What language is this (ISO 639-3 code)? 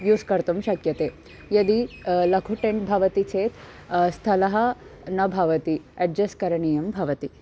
san